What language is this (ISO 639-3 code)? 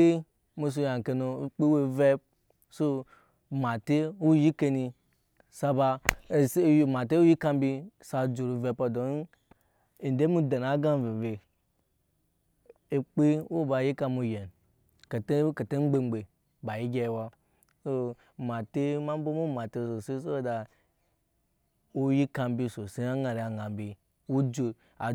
yes